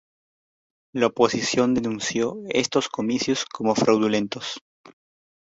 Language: Spanish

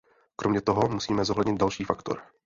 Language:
Czech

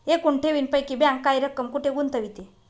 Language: Marathi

